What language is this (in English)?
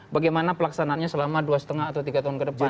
Indonesian